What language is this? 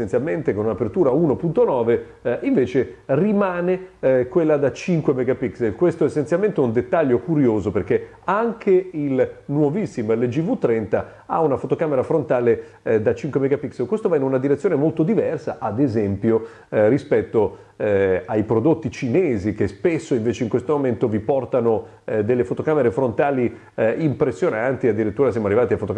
Italian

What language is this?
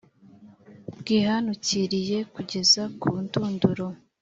Kinyarwanda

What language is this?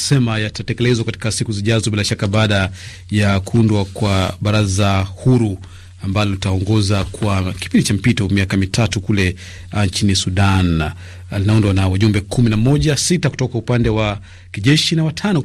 Swahili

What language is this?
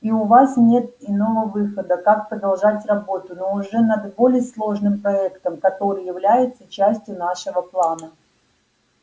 Russian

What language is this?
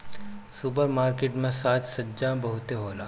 Bhojpuri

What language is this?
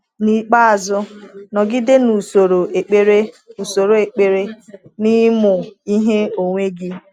Igbo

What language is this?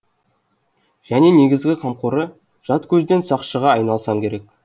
Kazakh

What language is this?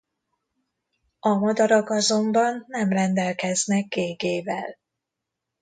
Hungarian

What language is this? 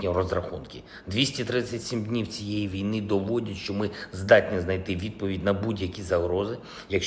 Ukrainian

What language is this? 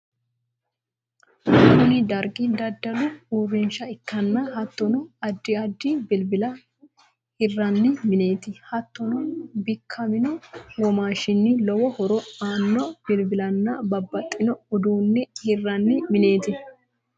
Sidamo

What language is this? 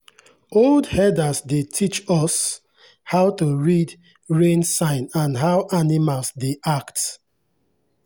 Nigerian Pidgin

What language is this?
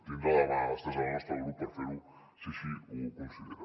Catalan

